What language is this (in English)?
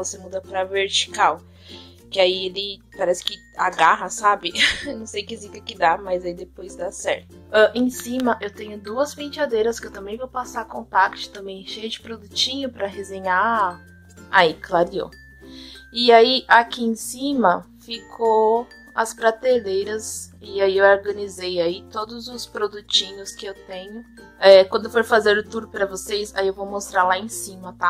Portuguese